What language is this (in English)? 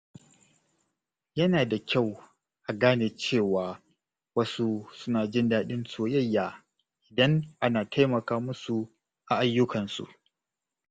Hausa